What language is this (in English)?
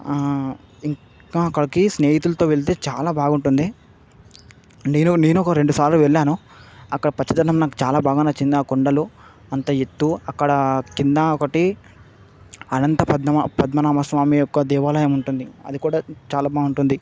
Telugu